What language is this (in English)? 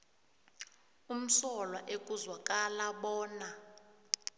South Ndebele